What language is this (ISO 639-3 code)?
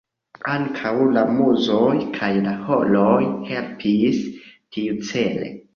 epo